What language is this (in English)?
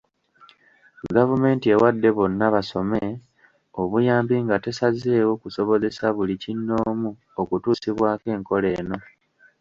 Ganda